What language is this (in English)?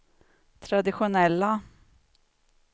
Swedish